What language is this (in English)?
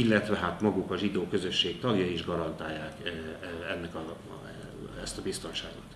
Hungarian